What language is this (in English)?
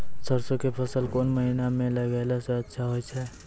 Maithili